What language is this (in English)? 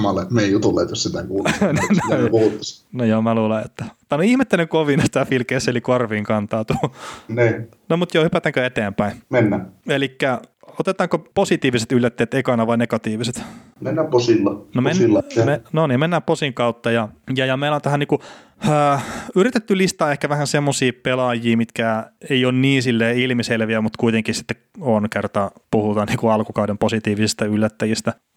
Finnish